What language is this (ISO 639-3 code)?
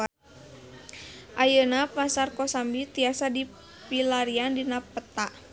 sun